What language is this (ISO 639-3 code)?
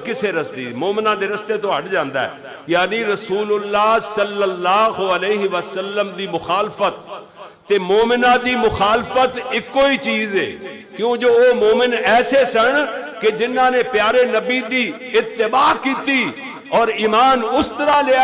urd